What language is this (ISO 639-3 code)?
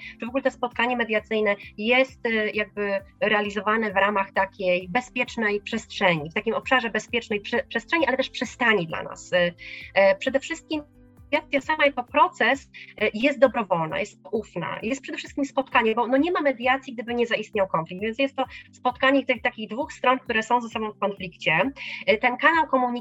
pol